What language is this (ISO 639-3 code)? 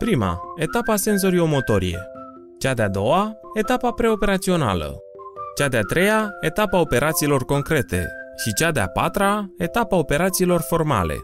ron